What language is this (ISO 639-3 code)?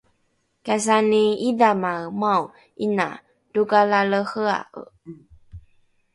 dru